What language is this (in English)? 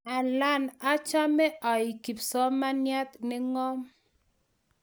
Kalenjin